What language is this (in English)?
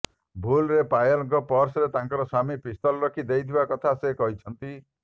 Odia